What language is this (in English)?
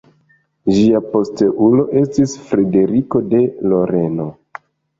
Esperanto